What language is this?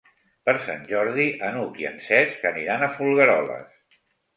Catalan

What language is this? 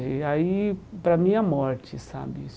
Portuguese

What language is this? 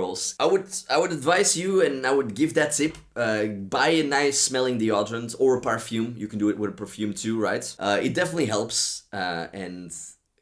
English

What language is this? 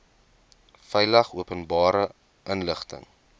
Afrikaans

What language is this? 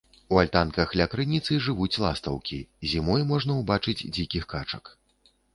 Belarusian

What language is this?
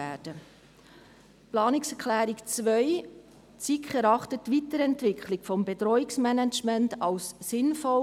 Swiss German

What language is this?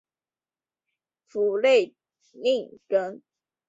Chinese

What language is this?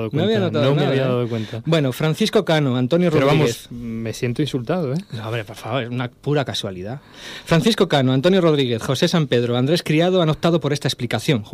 Spanish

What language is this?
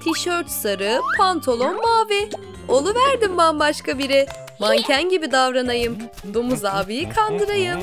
Turkish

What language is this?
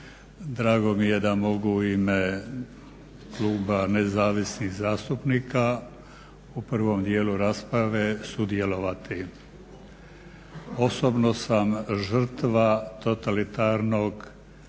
Croatian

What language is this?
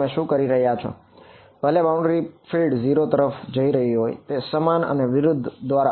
Gujarati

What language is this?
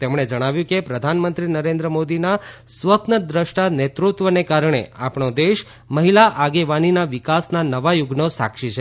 Gujarati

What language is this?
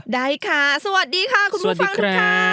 Thai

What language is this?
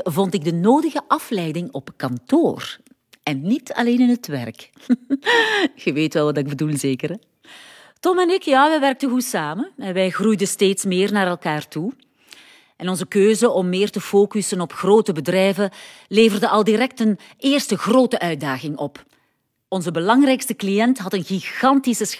Dutch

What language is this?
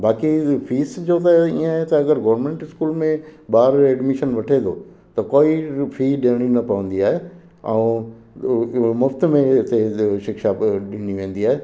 Sindhi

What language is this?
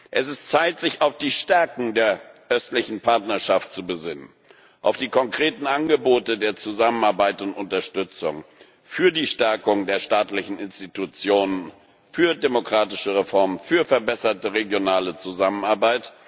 German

